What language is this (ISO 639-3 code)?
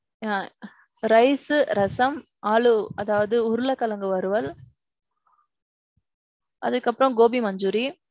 tam